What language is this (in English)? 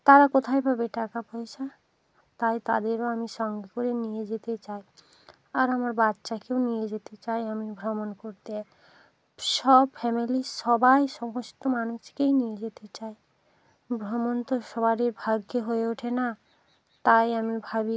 Bangla